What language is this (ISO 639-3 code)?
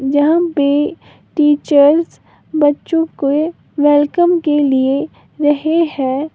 hin